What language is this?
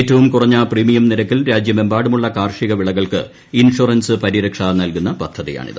Malayalam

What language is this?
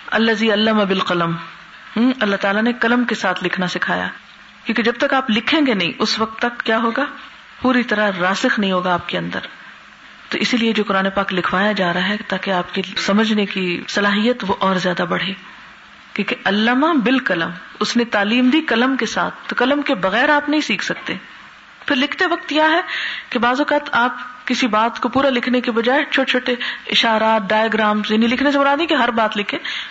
Urdu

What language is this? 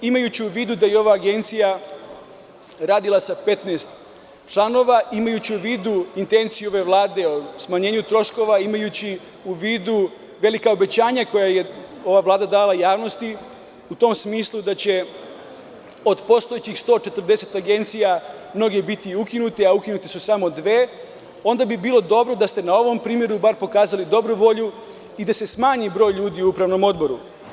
Serbian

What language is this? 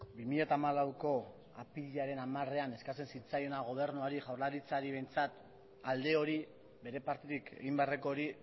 Basque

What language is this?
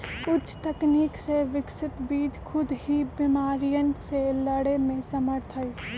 Magahi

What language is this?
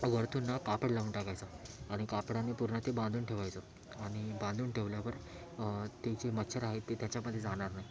Marathi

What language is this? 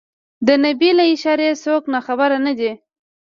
Pashto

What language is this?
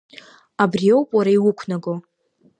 Abkhazian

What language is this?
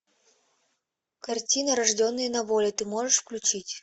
Russian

